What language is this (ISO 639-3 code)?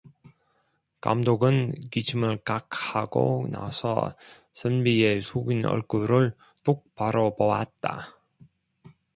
kor